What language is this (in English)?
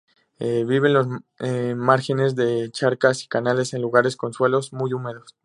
Spanish